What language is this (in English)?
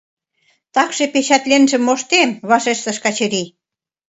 Mari